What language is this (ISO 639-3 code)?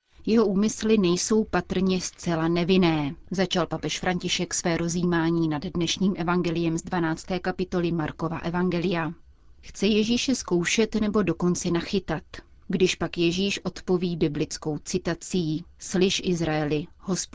ces